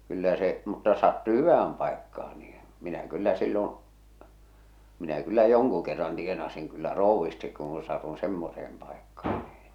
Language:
Finnish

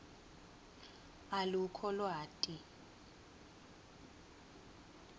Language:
Swati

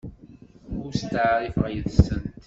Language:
Kabyle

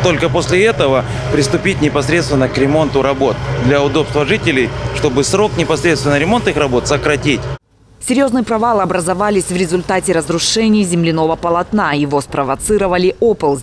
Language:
Russian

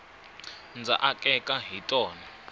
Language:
Tsonga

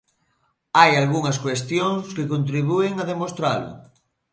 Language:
Galician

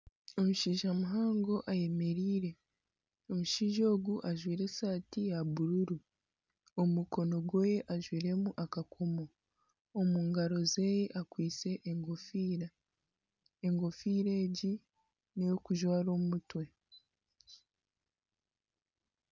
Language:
Nyankole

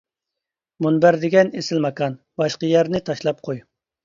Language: Uyghur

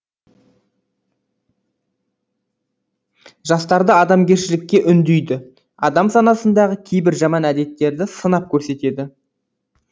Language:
Kazakh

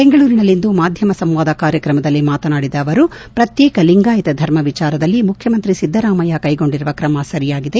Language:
Kannada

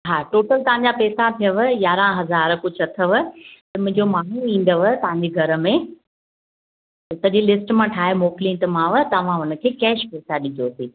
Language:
Sindhi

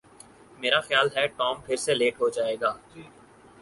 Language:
Urdu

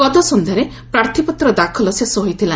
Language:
Odia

